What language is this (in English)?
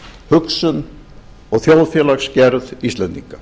Icelandic